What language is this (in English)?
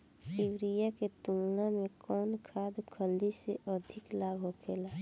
Bhojpuri